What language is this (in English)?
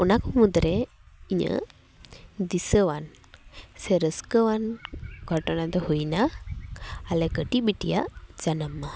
Santali